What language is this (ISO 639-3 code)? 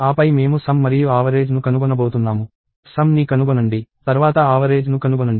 tel